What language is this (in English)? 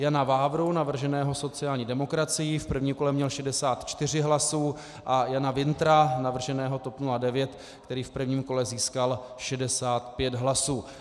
Czech